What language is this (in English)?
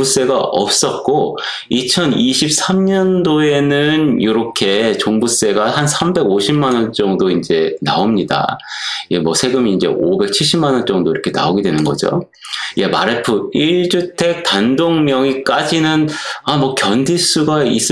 Korean